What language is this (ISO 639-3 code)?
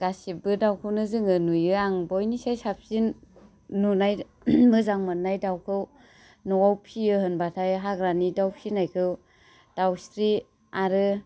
brx